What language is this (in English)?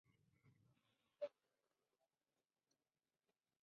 Spanish